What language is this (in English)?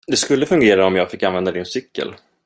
Swedish